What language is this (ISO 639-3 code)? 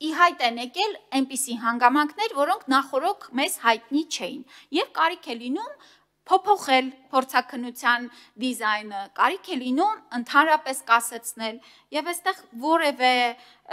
ron